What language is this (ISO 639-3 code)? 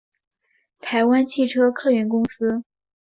zho